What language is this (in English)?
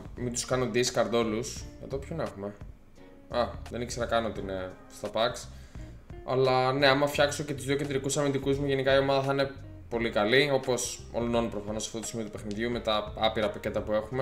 Greek